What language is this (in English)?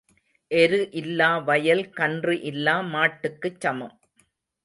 Tamil